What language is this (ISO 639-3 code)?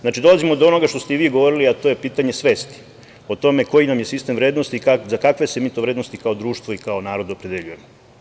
srp